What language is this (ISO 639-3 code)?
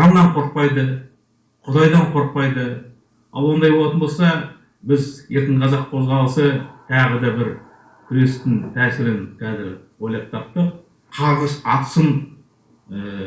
kaz